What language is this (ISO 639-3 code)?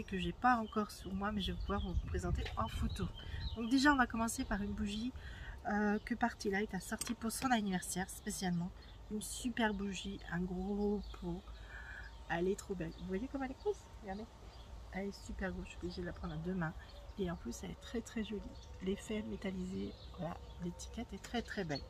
fra